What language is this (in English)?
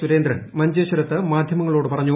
Malayalam